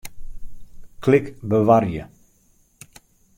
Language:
Western Frisian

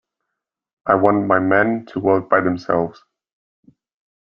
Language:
English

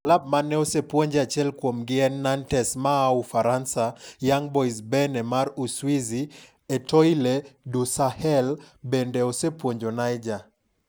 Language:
Luo (Kenya and Tanzania)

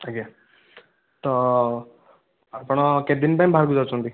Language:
Odia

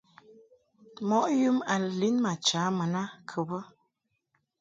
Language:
Mungaka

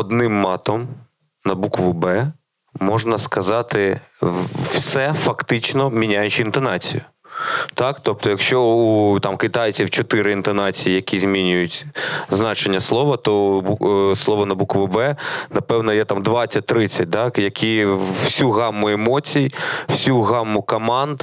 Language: Ukrainian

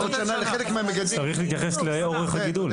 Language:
Hebrew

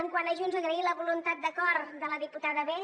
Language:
Catalan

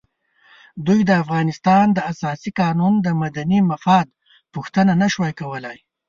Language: Pashto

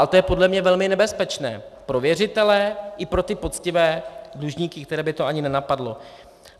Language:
Czech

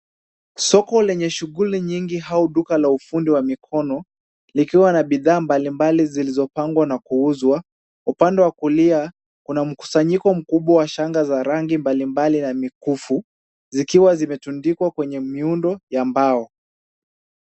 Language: Swahili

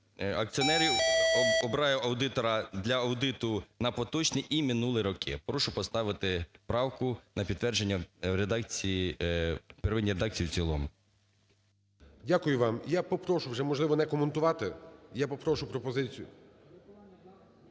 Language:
Ukrainian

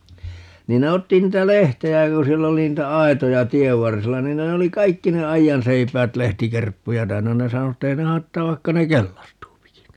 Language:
Finnish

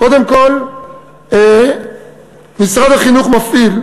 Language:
Hebrew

